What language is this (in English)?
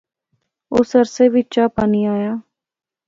Pahari-Potwari